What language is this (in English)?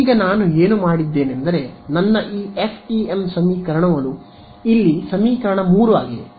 Kannada